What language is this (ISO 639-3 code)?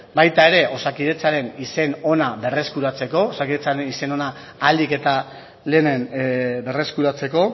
eus